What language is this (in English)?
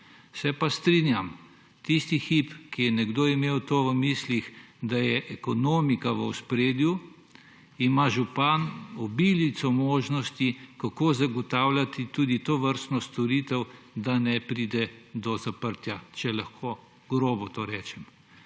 Slovenian